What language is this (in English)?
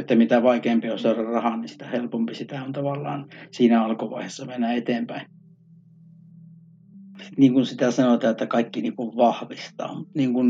Finnish